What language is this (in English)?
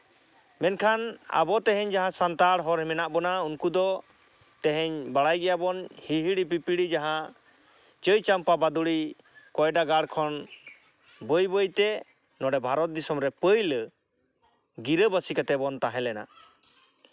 Santali